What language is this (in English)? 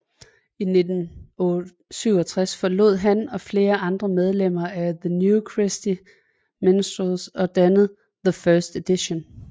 Danish